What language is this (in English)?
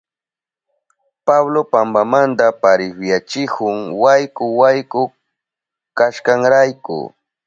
Southern Pastaza Quechua